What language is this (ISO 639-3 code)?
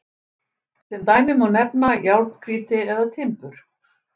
isl